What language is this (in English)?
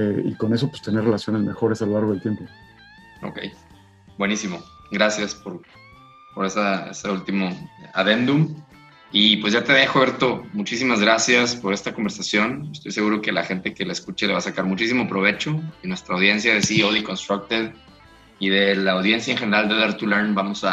Spanish